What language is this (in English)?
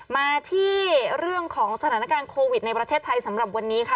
Thai